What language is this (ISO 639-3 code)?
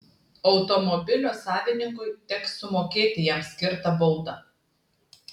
lit